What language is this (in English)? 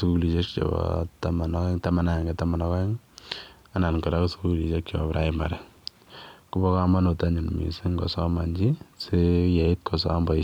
Kalenjin